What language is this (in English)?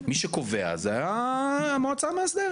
Hebrew